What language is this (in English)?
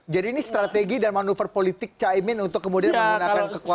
Indonesian